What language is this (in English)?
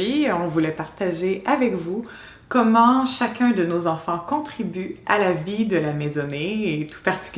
French